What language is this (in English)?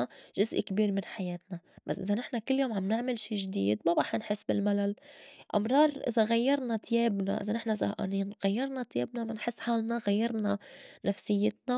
North Levantine Arabic